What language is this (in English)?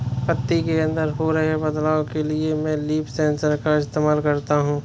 Hindi